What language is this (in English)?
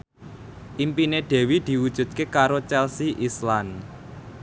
Javanese